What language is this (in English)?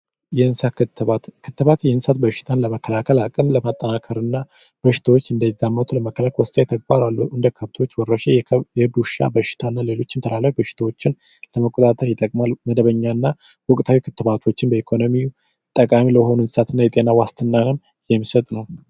Amharic